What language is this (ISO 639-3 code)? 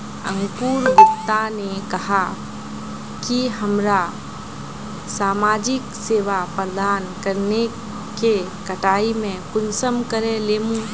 mag